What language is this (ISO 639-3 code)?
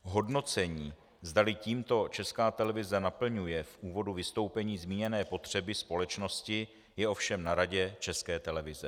ces